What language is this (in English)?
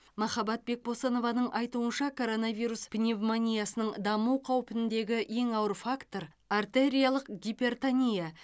Kazakh